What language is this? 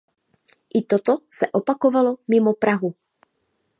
Czech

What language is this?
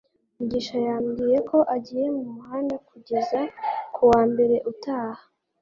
Kinyarwanda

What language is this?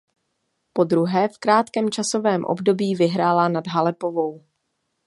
Czech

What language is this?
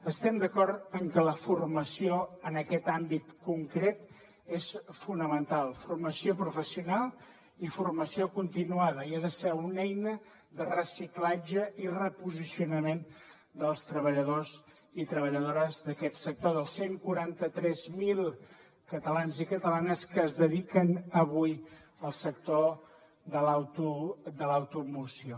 Catalan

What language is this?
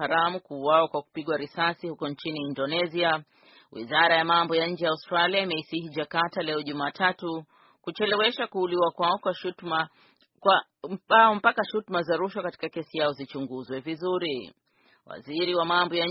Swahili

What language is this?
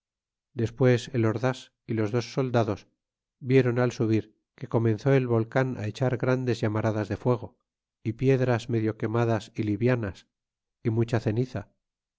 Spanish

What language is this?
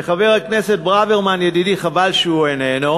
Hebrew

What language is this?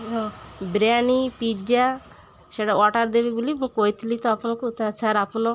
Odia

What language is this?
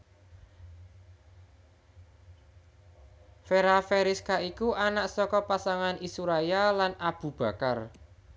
Javanese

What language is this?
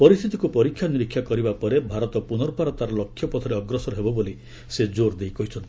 Odia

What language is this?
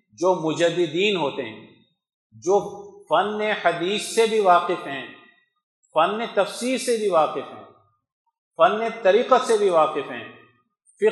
Urdu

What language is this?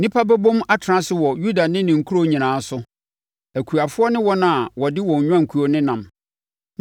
Akan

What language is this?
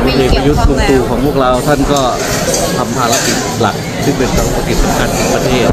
Thai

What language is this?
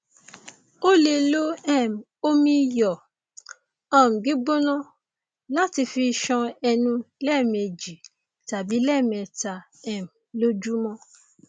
Yoruba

